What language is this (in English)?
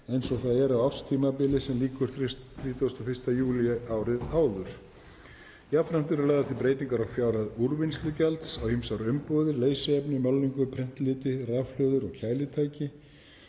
Icelandic